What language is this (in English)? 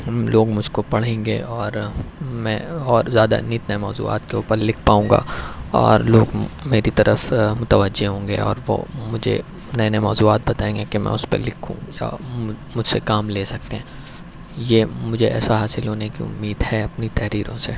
Urdu